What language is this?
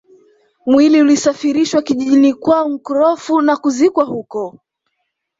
Swahili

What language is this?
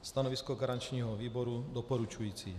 Czech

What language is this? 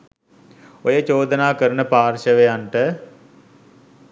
Sinhala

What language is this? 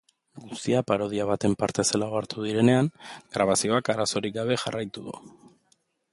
Basque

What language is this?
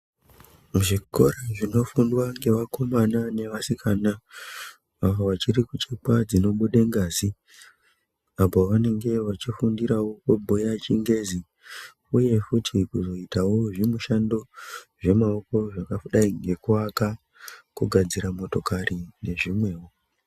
Ndau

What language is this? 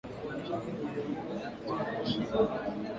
Swahili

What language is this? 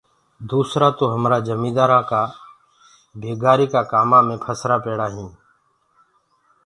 Gurgula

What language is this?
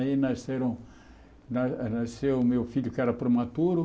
Portuguese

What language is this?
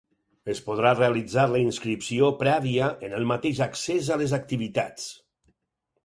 Catalan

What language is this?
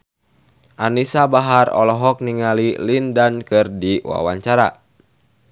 Sundanese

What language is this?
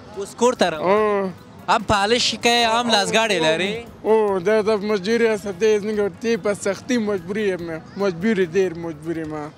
Arabic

